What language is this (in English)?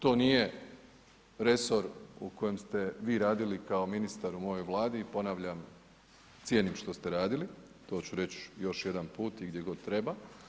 Croatian